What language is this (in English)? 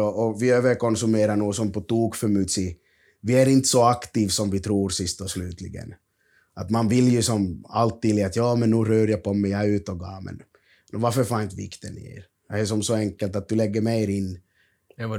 Swedish